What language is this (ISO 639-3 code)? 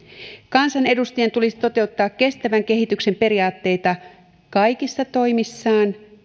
fin